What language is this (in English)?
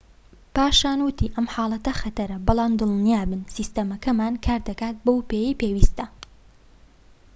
Central Kurdish